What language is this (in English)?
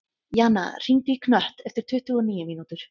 Icelandic